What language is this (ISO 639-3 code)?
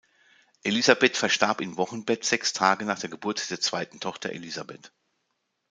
deu